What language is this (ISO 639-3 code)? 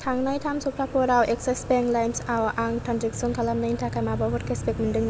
brx